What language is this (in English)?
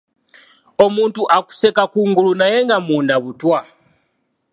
Ganda